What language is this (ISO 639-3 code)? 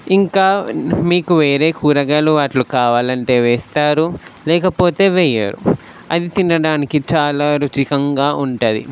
tel